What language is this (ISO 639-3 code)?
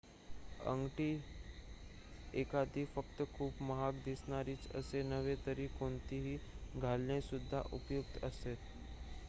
mar